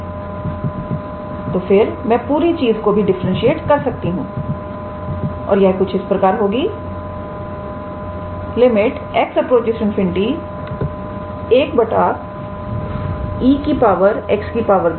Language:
Hindi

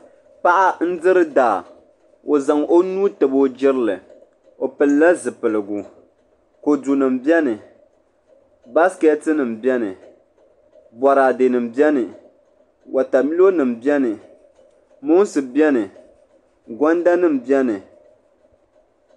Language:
Dagbani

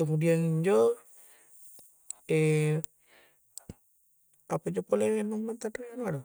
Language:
Coastal Konjo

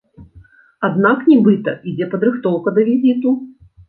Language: Belarusian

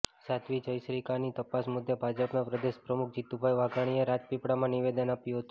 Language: Gujarati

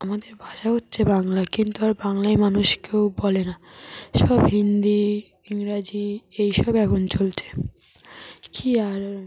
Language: Bangla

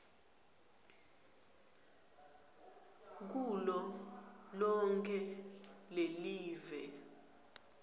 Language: Swati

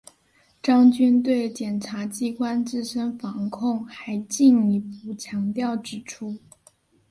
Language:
Chinese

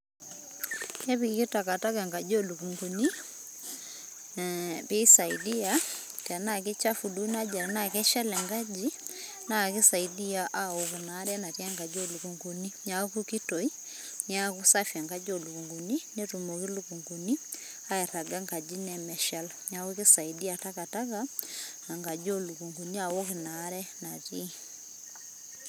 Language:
Masai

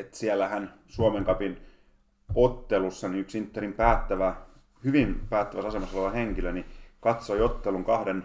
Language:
Finnish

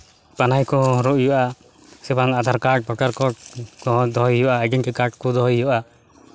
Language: Santali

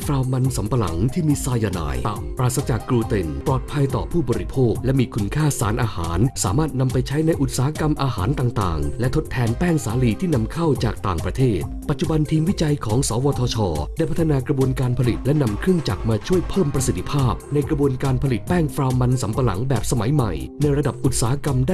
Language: Thai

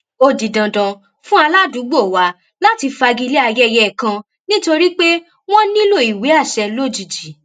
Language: Yoruba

